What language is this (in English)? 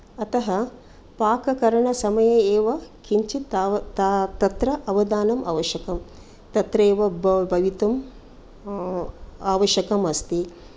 Sanskrit